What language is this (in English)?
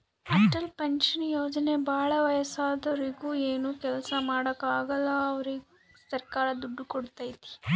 Kannada